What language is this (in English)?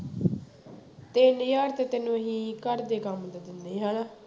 Punjabi